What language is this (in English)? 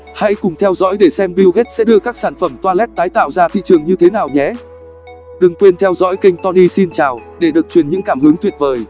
Vietnamese